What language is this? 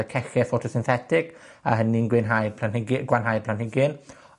Welsh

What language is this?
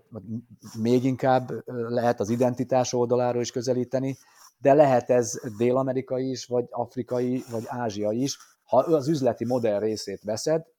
Hungarian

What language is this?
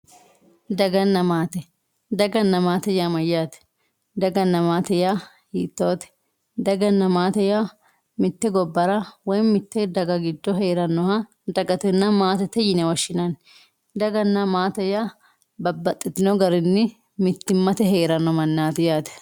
Sidamo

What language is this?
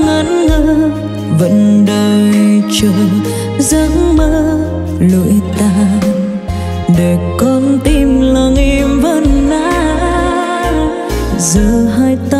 Vietnamese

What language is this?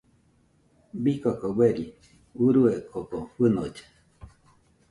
Nüpode Huitoto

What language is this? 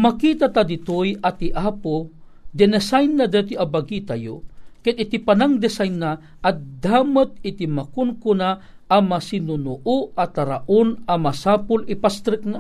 Filipino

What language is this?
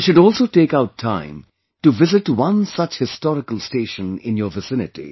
English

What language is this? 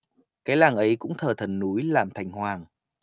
Vietnamese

